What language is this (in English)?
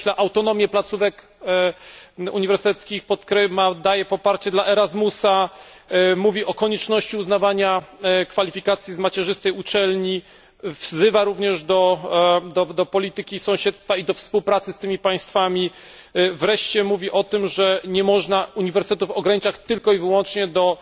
Polish